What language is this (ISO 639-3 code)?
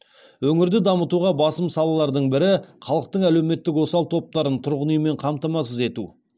kaz